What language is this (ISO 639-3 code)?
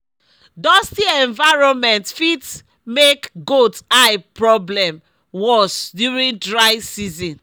pcm